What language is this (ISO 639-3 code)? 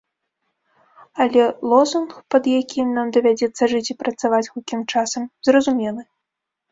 bel